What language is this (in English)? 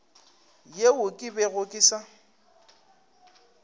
Northern Sotho